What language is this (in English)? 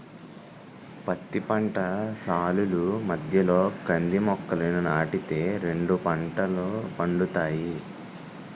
Telugu